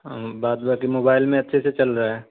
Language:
Urdu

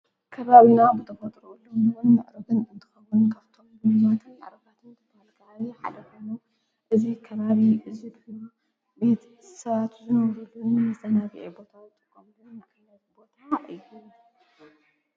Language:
Tigrinya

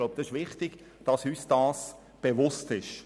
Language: Swiss German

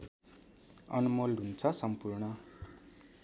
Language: Nepali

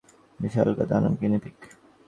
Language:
Bangla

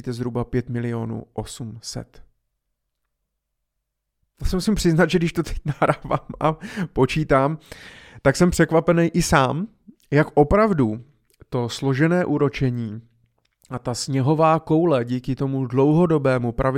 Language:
Czech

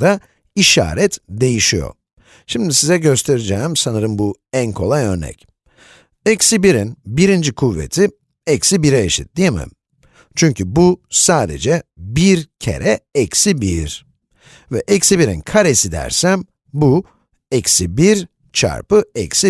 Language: Turkish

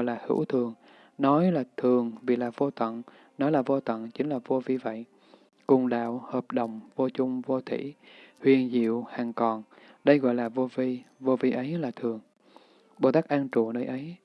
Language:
Vietnamese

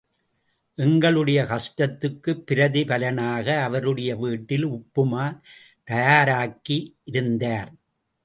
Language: Tamil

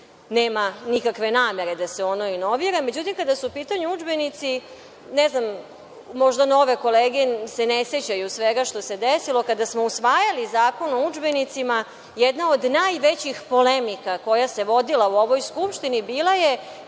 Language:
Serbian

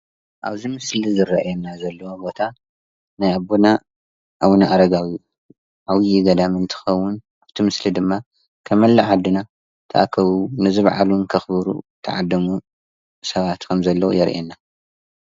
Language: Tigrinya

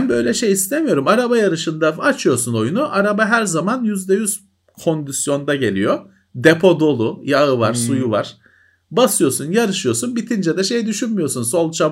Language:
Turkish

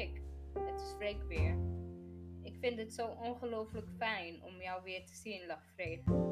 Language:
Dutch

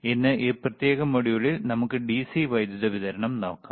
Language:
Malayalam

